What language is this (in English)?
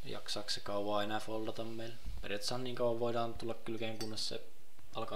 Finnish